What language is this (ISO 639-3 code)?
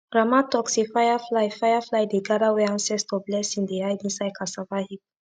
pcm